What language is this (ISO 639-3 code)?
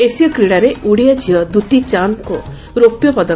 ori